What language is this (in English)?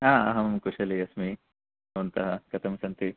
Sanskrit